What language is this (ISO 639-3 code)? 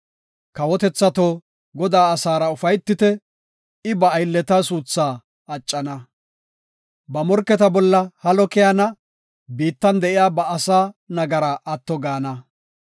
gof